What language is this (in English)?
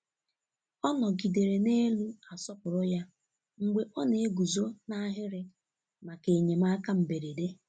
Igbo